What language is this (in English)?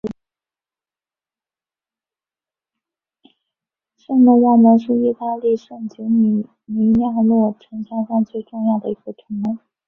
Chinese